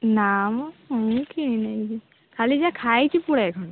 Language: Odia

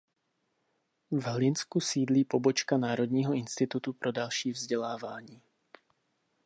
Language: Czech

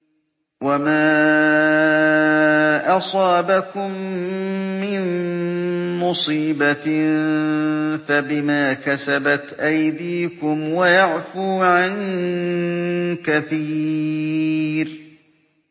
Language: Arabic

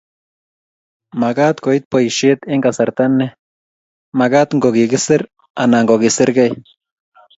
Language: Kalenjin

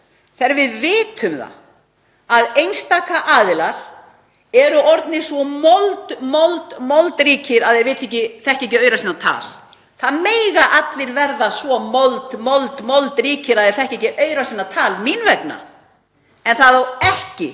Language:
Icelandic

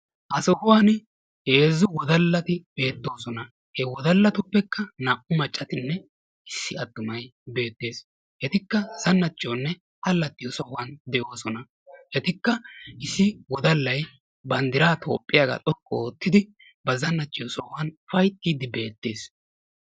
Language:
Wolaytta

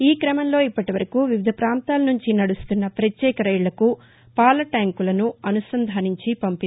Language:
Telugu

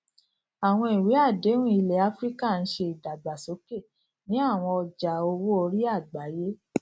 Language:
Yoruba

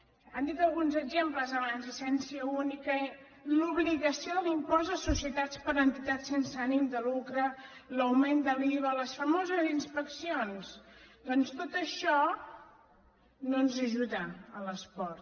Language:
Catalan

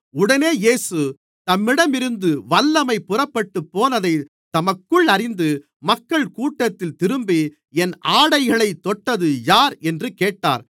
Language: Tamil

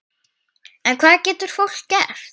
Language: Icelandic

